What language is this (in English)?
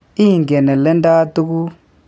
Kalenjin